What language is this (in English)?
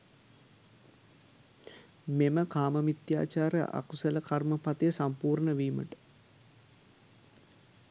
Sinhala